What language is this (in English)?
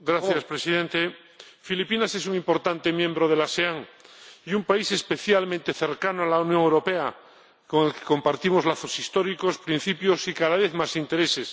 Spanish